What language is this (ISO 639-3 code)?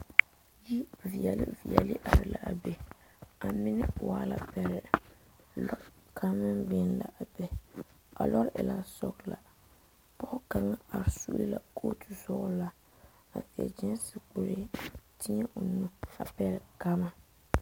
dga